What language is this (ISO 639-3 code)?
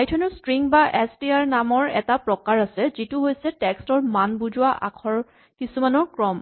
asm